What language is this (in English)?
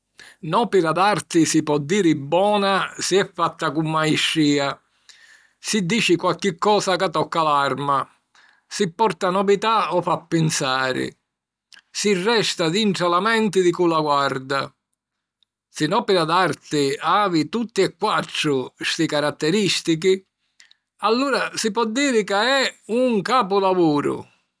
Sicilian